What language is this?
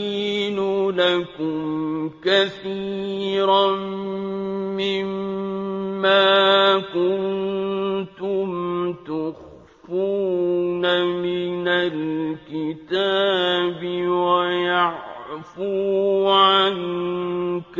Arabic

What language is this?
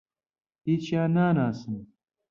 Central Kurdish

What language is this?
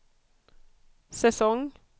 Swedish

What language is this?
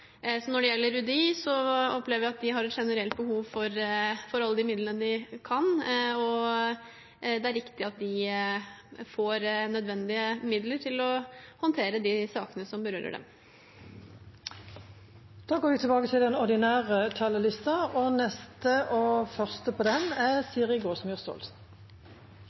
Norwegian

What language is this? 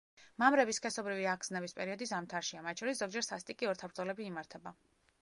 Georgian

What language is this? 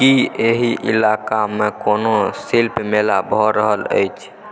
Maithili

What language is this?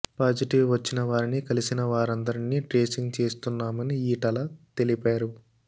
Telugu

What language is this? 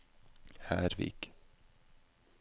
Norwegian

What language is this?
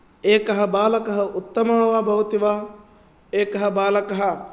Sanskrit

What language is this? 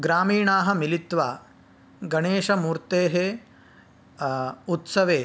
Sanskrit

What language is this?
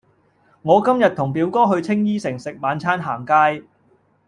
Cantonese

